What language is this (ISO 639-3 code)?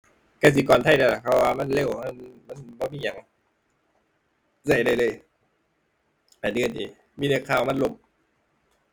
tha